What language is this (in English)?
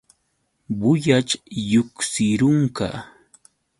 Yauyos Quechua